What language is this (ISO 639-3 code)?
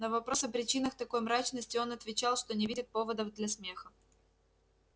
rus